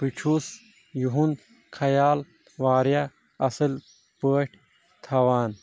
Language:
Kashmiri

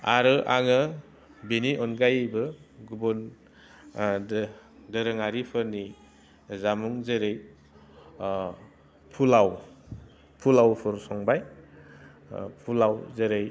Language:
Bodo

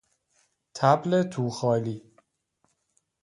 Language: Persian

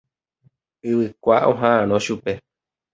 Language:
Guarani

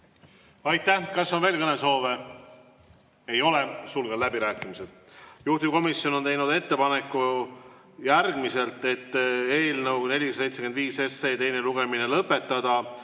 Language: Estonian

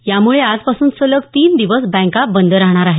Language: Marathi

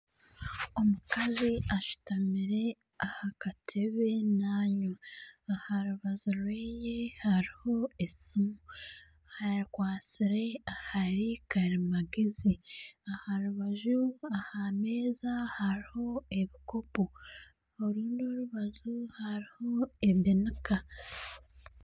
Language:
Nyankole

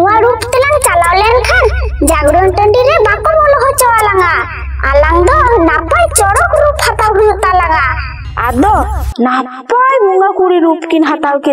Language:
Indonesian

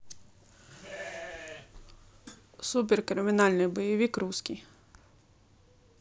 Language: Russian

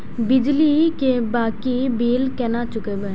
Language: Maithili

